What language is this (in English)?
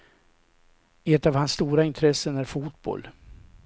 Swedish